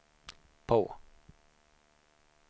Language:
Swedish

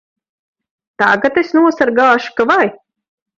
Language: Latvian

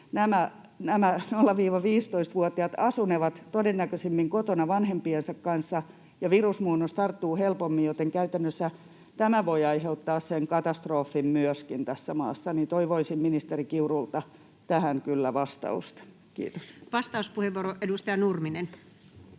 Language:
Finnish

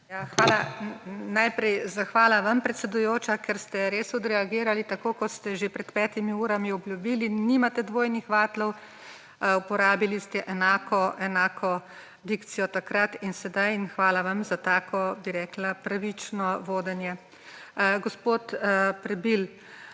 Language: Slovenian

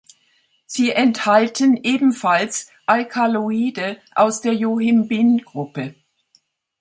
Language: German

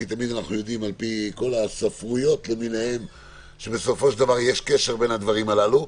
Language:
Hebrew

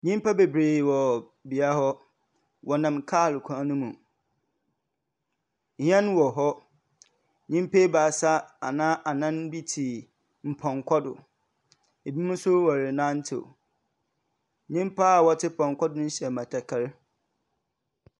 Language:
Akan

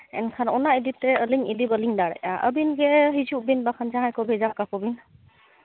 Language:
Santali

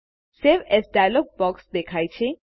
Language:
Gujarati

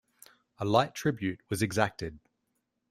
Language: English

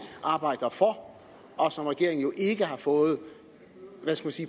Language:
Danish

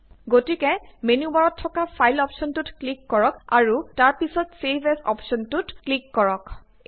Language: Assamese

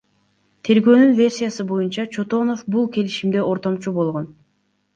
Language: Kyrgyz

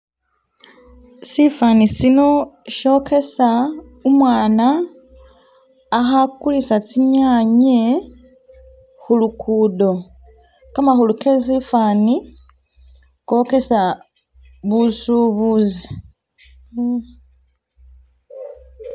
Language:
Masaaba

